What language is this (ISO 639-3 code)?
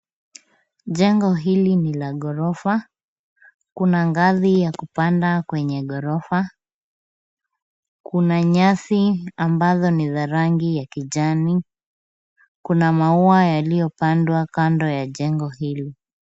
swa